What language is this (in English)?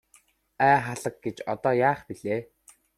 Mongolian